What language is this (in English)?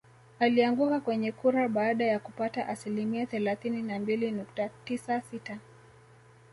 Swahili